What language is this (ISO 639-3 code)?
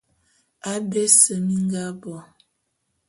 bum